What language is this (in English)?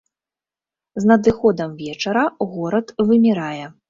Belarusian